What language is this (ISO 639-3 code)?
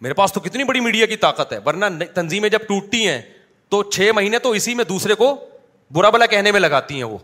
urd